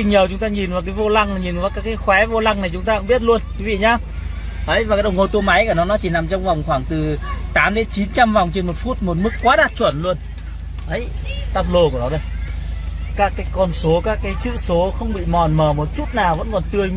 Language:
Vietnamese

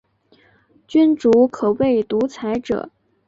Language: Chinese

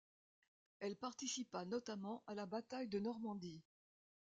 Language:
French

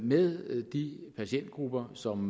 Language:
Danish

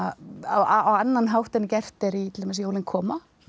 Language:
Icelandic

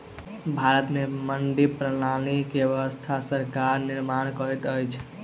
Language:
Maithili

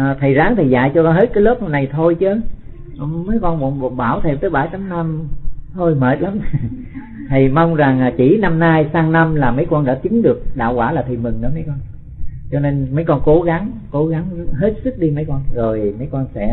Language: Vietnamese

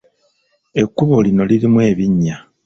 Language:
Ganda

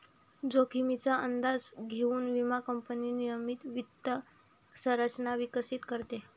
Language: Marathi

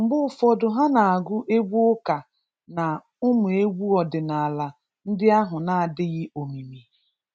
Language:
Igbo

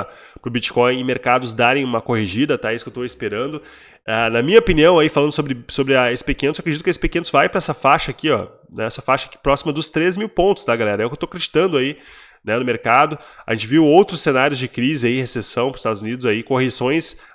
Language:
Portuguese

